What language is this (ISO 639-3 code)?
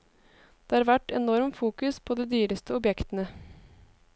nor